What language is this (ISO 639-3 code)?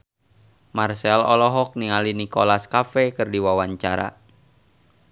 sun